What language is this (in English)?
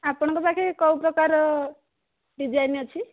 Odia